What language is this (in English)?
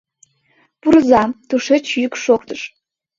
Mari